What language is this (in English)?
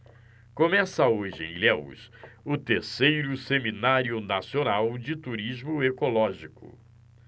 Portuguese